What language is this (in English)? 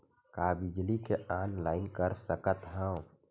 Chhattisgarhi